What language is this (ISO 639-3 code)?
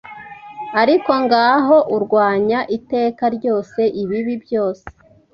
kin